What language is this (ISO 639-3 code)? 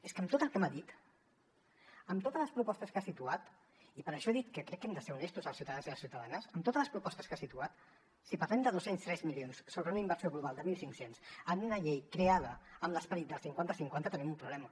cat